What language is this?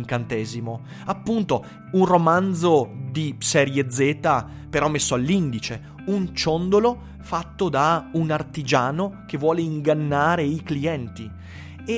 Italian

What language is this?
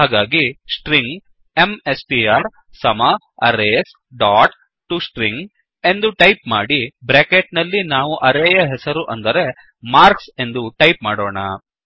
Kannada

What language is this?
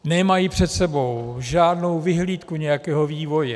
Czech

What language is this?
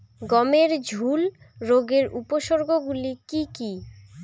Bangla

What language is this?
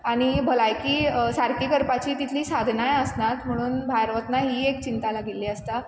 Konkani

